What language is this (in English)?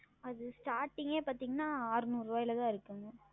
Tamil